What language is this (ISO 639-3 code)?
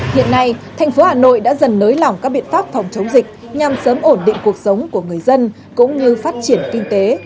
vie